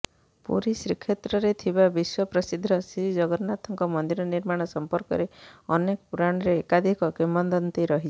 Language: Odia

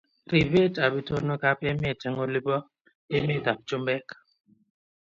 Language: Kalenjin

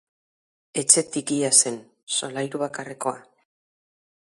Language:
Basque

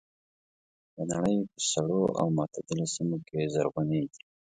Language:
Pashto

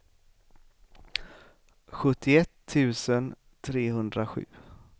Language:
Swedish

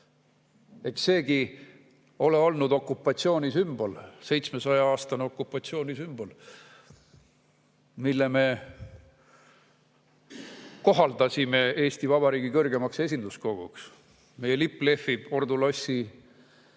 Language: Estonian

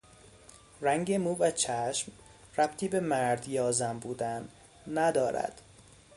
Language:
Persian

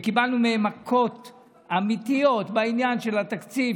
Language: Hebrew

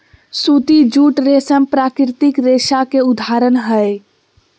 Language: Magahi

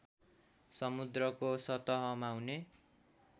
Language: Nepali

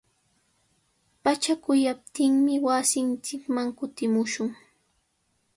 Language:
Sihuas Ancash Quechua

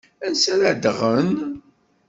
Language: Kabyle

